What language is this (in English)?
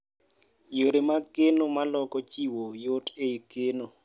Luo (Kenya and Tanzania)